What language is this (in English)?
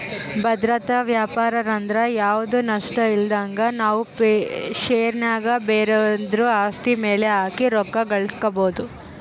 Kannada